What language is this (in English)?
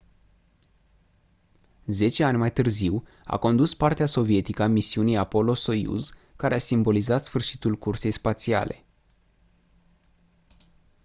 Romanian